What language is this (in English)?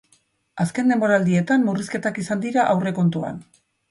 Basque